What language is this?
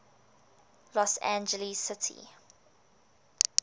English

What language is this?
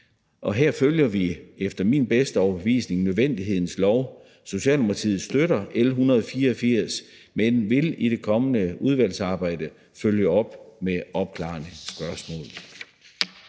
Danish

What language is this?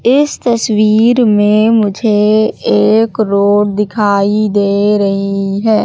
Hindi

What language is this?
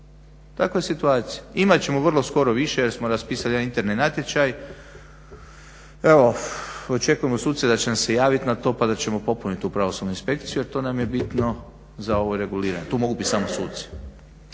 Croatian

